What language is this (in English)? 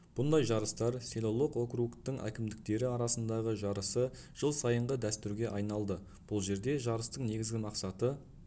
Kazakh